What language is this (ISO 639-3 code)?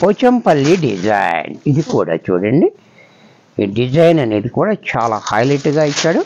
tel